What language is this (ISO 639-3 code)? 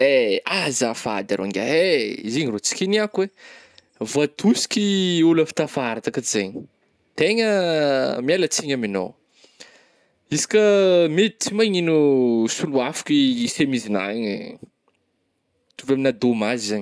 bmm